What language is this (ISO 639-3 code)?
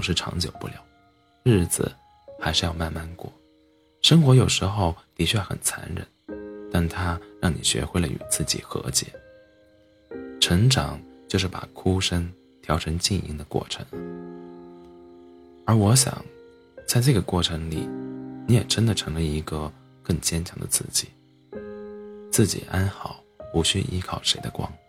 zho